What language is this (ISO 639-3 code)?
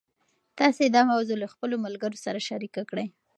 pus